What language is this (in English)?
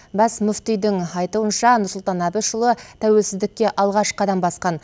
Kazakh